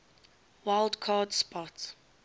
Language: English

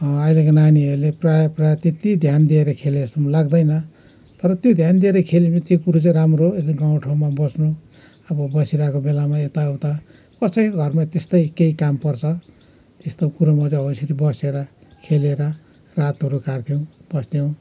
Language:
Nepali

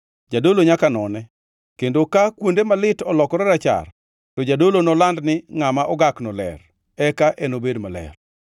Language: Luo (Kenya and Tanzania)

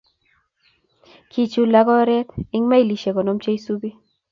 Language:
Kalenjin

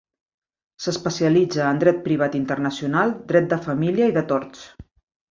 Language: Catalan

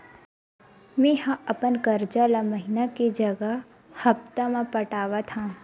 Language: Chhattisgarhi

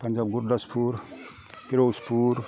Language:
Bodo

